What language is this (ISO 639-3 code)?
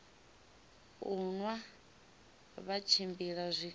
ven